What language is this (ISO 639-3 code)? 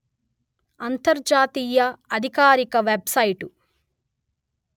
tel